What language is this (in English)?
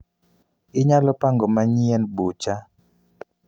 Luo (Kenya and Tanzania)